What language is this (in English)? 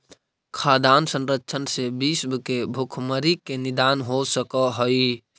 Magahi